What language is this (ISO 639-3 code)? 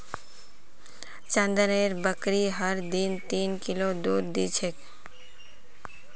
mag